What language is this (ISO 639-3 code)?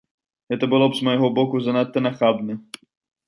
bel